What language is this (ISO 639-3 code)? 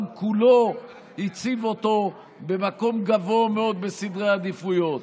heb